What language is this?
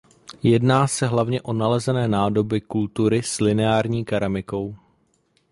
Czech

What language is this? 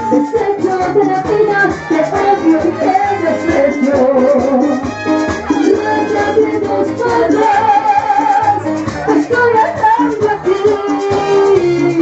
Greek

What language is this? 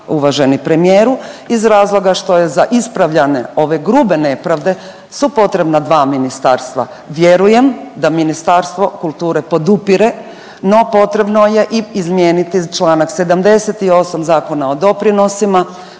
Croatian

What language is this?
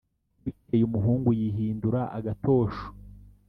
Kinyarwanda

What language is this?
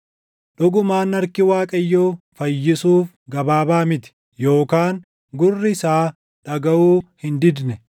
Oromo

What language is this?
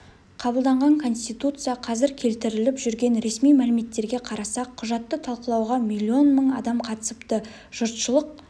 Kazakh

